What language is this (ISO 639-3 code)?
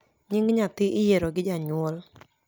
luo